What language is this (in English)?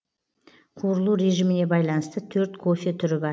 Kazakh